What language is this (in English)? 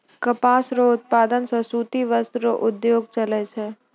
Maithili